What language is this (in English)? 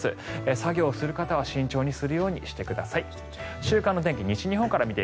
Japanese